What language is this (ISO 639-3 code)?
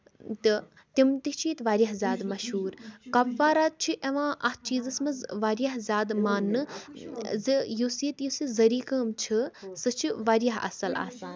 kas